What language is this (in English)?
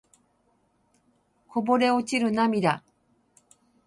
Japanese